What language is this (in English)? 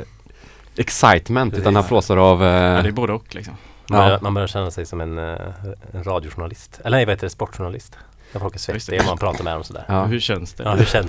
Swedish